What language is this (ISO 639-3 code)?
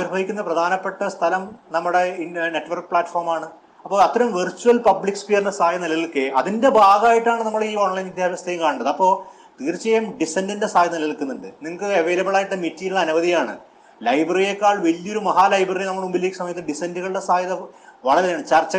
mal